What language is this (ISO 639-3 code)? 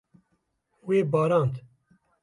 kur